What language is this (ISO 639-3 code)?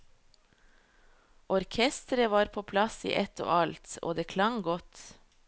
nor